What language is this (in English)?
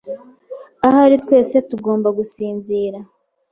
Kinyarwanda